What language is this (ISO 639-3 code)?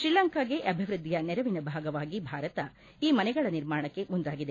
kan